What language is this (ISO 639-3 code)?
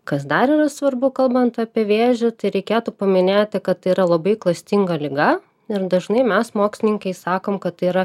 lit